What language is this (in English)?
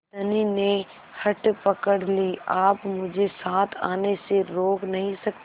Hindi